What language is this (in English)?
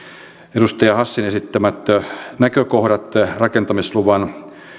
Finnish